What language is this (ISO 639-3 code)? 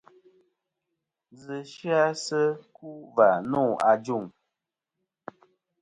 bkm